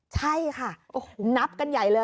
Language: Thai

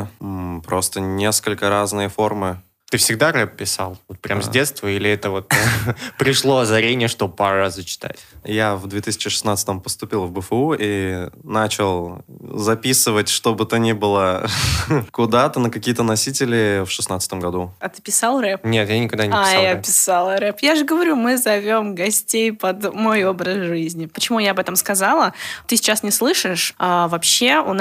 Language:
Russian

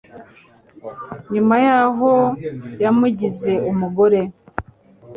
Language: Kinyarwanda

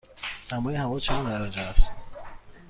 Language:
Persian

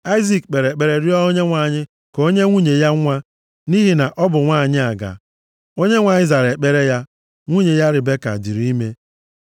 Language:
Igbo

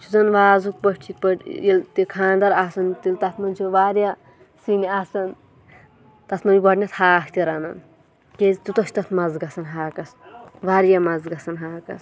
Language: Kashmiri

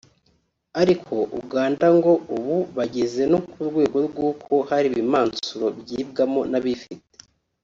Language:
Kinyarwanda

